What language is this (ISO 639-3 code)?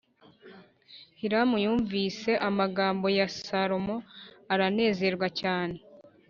kin